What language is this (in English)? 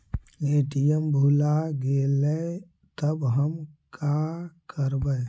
Magahi